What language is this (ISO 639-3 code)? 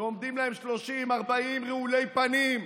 heb